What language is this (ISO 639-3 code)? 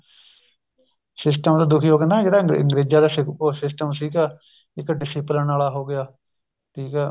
pan